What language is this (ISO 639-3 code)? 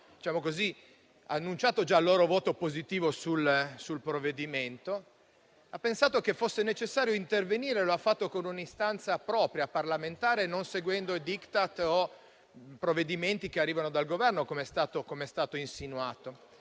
ita